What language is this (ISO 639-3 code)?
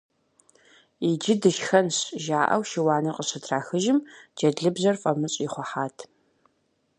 kbd